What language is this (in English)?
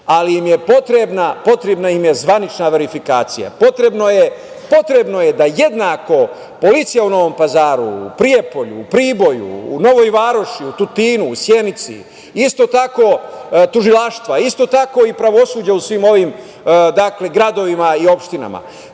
Serbian